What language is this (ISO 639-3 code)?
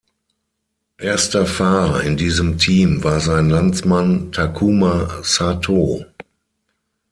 deu